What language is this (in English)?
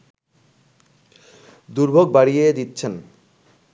Bangla